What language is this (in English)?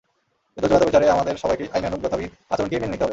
Bangla